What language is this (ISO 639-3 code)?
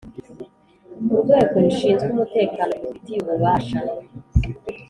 kin